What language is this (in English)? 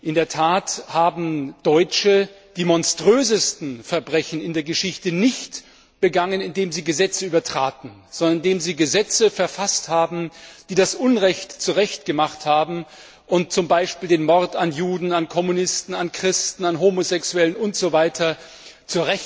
German